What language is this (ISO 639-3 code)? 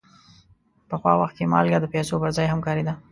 pus